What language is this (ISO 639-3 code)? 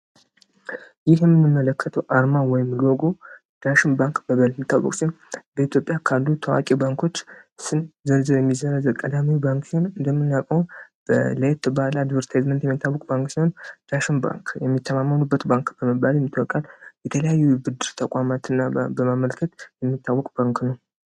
amh